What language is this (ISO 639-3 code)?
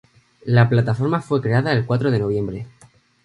spa